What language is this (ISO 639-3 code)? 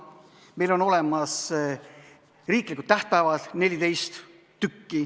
est